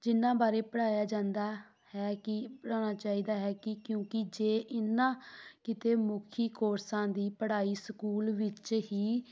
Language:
Punjabi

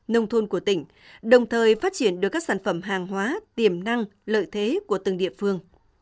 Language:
Vietnamese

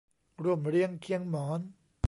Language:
Thai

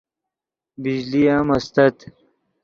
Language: Yidgha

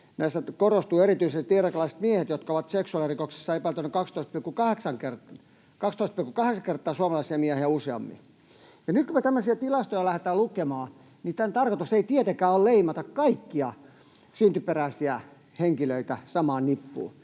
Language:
Finnish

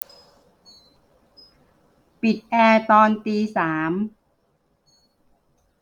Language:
Thai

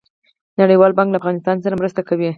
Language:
Pashto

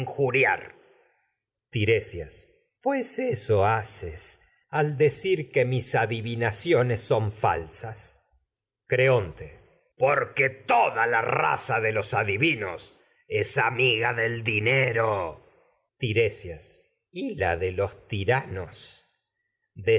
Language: Spanish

